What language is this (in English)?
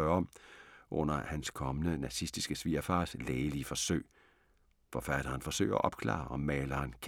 Danish